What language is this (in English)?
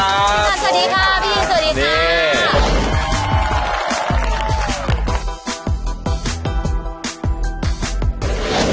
Thai